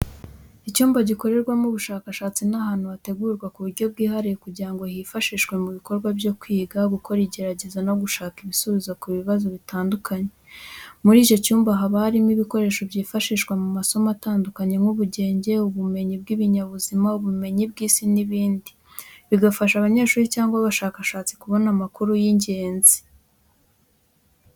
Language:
Kinyarwanda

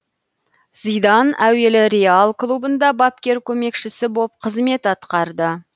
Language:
Kazakh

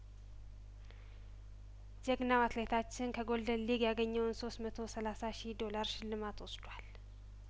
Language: Amharic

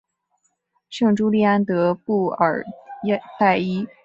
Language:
Chinese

